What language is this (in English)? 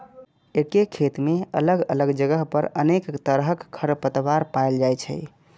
Maithili